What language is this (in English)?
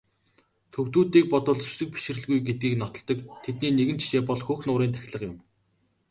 Mongolian